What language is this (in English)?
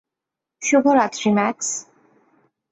Bangla